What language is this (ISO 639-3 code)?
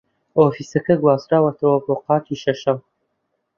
ckb